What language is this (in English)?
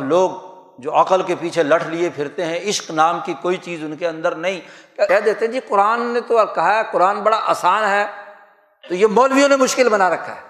Urdu